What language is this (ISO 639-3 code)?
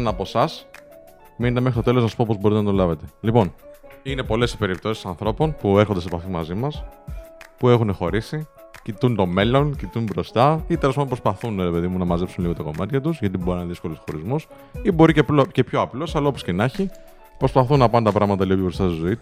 ell